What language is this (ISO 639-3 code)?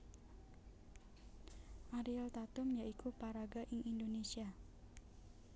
jav